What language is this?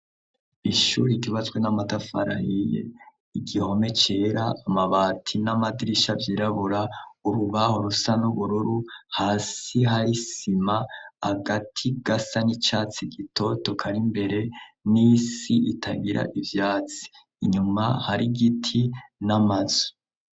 Rundi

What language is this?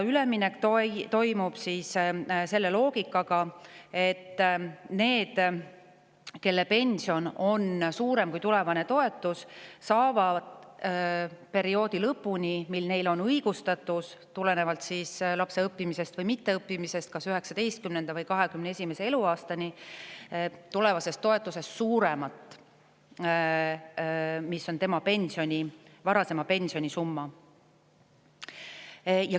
Estonian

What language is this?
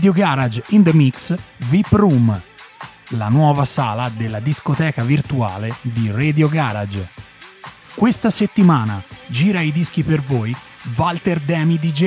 Italian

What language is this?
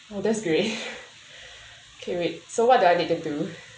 English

